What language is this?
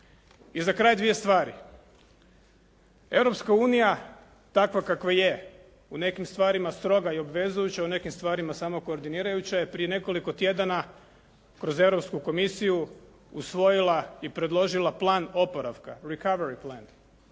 Croatian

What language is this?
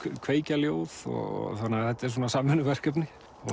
Icelandic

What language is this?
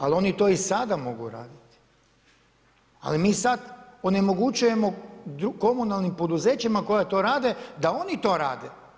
Croatian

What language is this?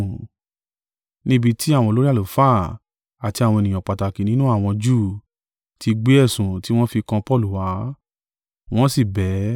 Yoruba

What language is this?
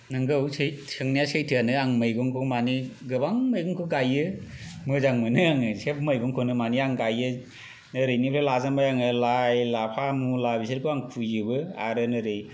Bodo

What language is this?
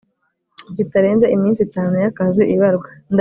Kinyarwanda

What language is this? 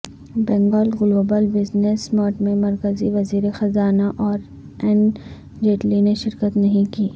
Urdu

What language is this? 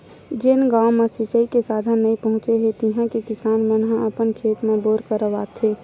Chhattisgarhi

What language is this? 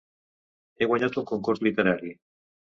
Catalan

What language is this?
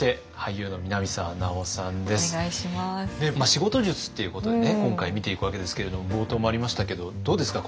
Japanese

